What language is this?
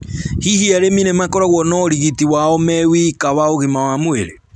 Kikuyu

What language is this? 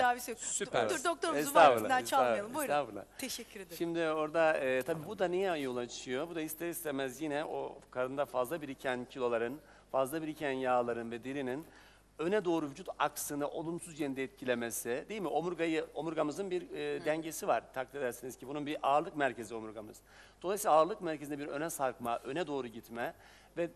Turkish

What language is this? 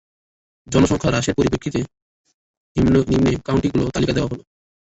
Bangla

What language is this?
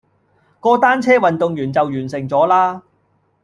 Cantonese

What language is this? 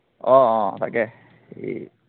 Assamese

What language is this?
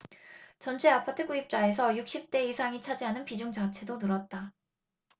Korean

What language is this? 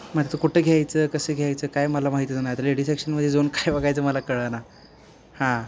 Marathi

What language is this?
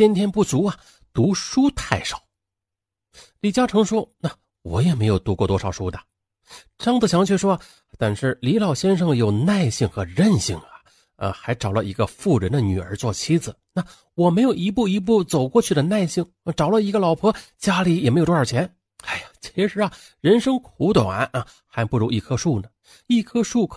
Chinese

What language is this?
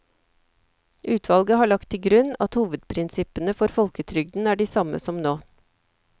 Norwegian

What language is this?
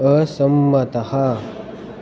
Sanskrit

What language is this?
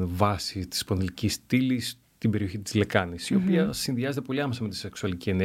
Greek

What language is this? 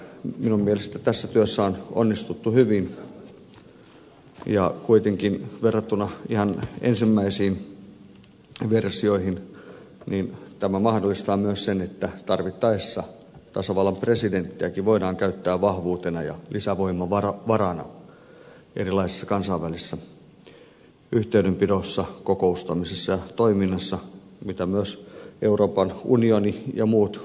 Finnish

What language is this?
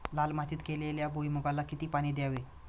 Marathi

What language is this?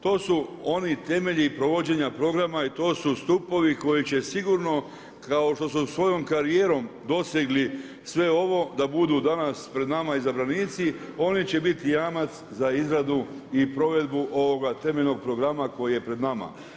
Croatian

